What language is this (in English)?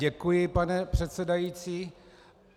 Czech